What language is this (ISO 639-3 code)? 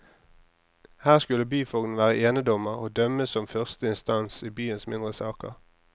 nor